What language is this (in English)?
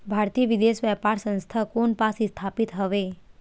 Chhattisgarhi